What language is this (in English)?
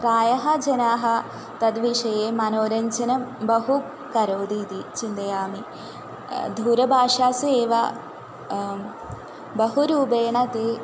Sanskrit